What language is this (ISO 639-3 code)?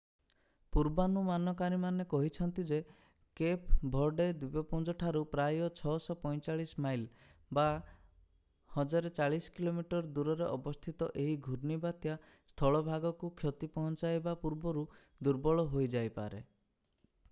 ori